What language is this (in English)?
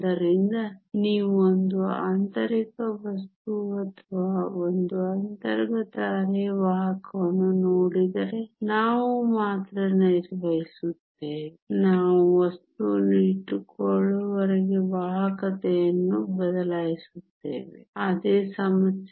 Kannada